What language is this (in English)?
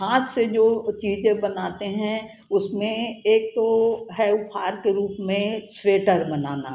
Hindi